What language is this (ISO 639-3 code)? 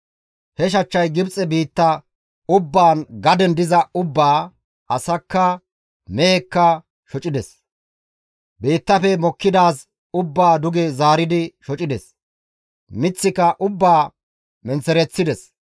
gmv